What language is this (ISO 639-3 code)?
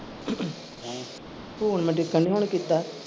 pan